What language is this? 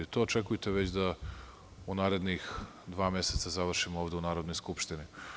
Serbian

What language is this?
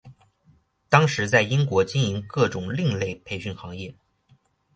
Chinese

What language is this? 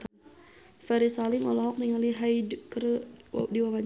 Sundanese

